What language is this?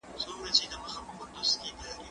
Pashto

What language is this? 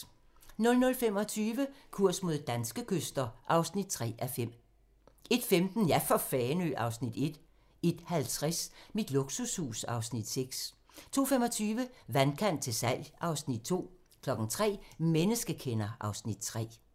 Danish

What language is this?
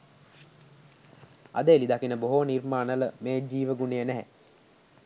Sinhala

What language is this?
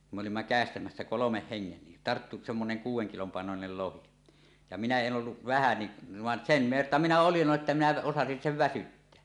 Finnish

